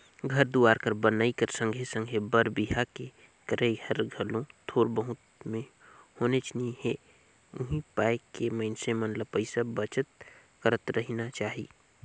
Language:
Chhattisgarhi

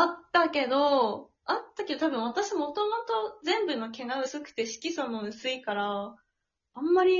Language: Japanese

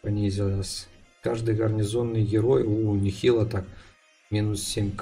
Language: Russian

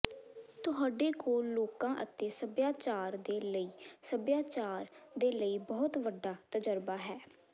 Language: Punjabi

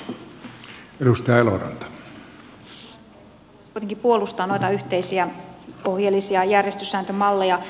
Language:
Finnish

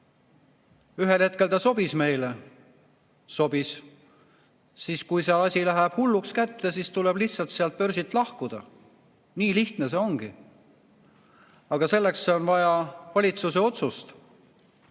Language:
Estonian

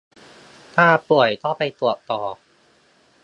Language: Thai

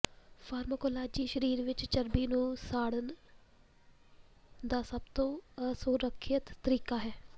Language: Punjabi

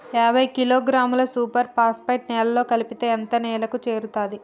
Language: Telugu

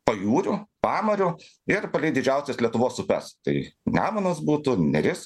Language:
Lithuanian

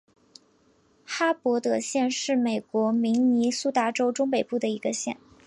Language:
Chinese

